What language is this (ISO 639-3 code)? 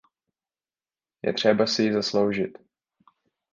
ces